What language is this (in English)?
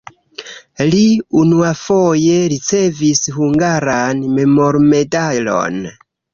Esperanto